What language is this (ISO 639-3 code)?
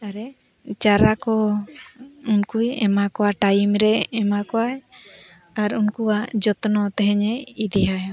sat